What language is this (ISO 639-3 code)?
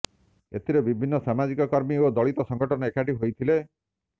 ori